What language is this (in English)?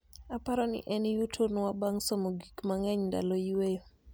Luo (Kenya and Tanzania)